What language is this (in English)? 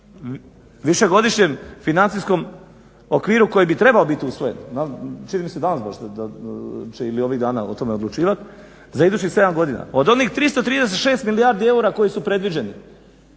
Croatian